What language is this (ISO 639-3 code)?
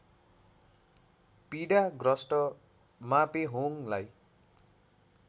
nep